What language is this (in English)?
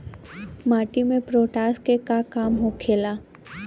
Bhojpuri